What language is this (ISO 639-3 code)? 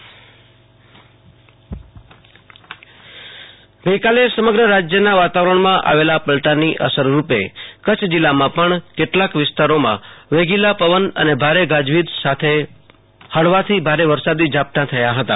guj